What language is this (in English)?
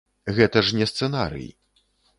Belarusian